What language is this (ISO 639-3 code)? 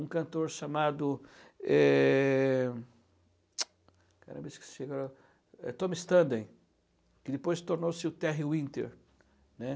por